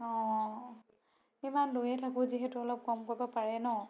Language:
Assamese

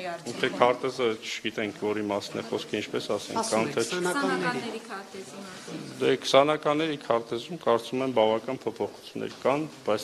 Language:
Turkish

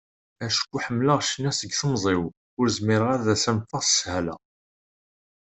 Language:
Kabyle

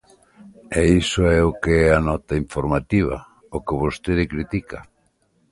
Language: Galician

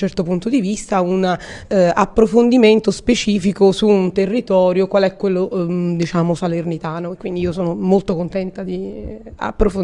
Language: Italian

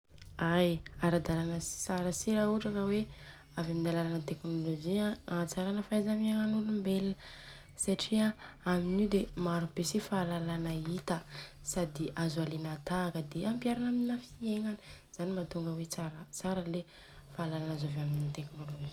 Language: Southern Betsimisaraka Malagasy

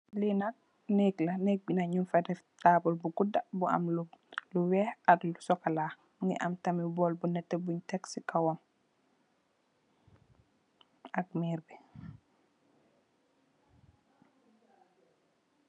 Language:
Wolof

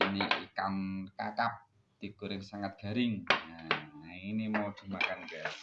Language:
Indonesian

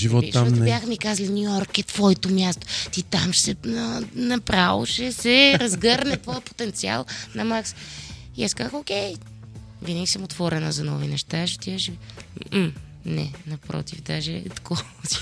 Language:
Bulgarian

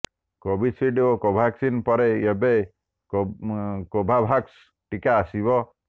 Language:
Odia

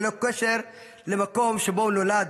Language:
Hebrew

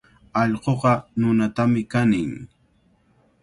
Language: Cajatambo North Lima Quechua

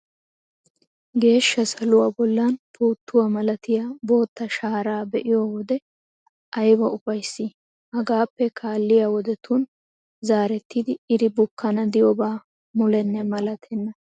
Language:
Wolaytta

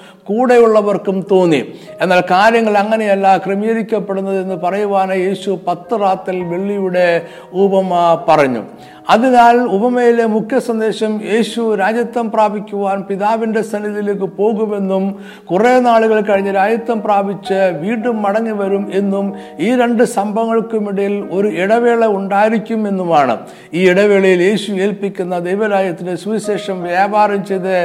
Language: Malayalam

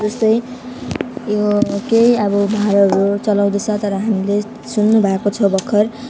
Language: Nepali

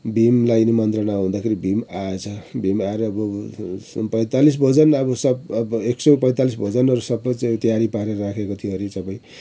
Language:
Nepali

